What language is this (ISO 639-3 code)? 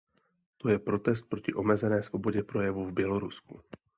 ces